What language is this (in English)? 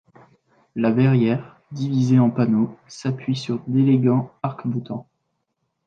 French